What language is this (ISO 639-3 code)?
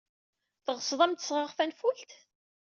kab